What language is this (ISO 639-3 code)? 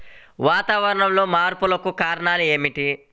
tel